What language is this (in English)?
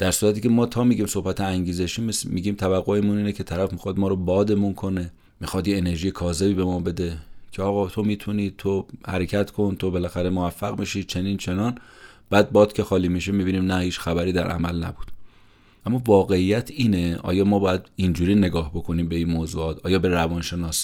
Persian